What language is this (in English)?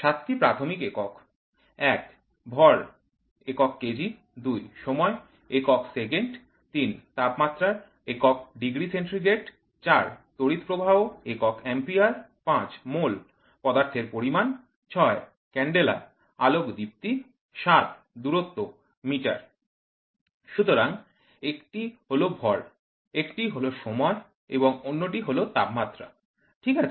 Bangla